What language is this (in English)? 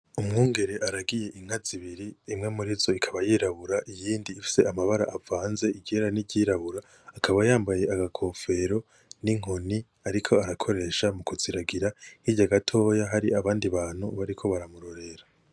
Rundi